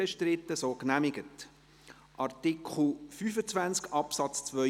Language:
Swiss German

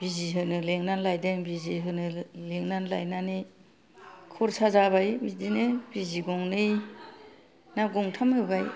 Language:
Bodo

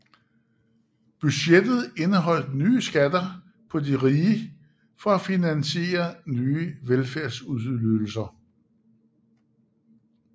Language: Danish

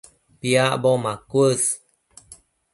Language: Matsés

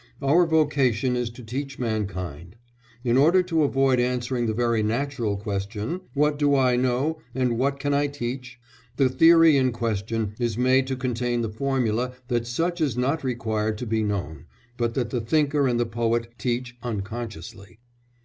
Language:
English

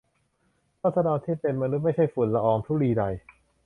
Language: Thai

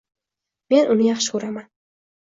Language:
Uzbek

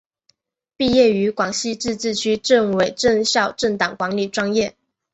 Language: Chinese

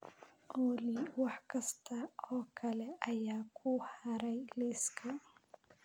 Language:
Somali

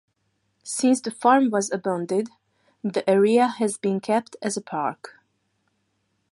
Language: English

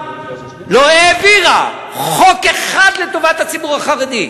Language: Hebrew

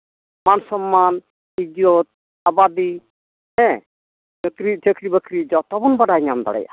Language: Santali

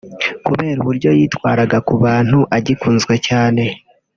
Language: Kinyarwanda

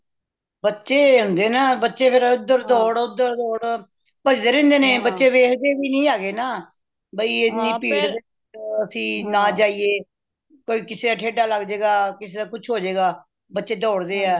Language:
Punjabi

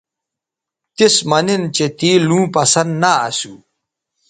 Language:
Bateri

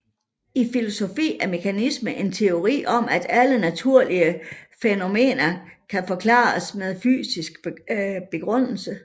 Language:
Danish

